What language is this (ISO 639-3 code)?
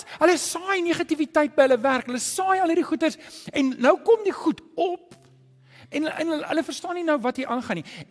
nld